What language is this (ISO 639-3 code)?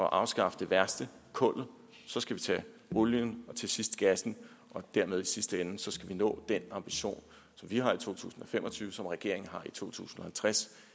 dan